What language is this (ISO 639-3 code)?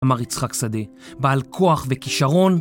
heb